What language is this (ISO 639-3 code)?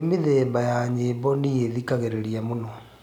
kik